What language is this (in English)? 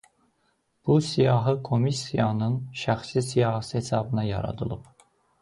Azerbaijani